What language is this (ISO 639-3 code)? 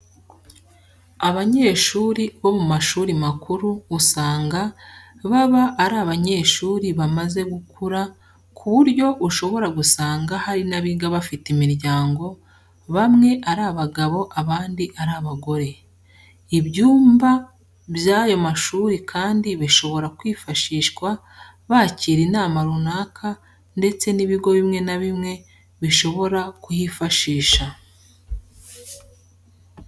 kin